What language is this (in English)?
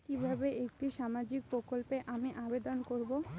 Bangla